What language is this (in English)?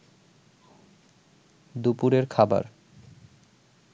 Bangla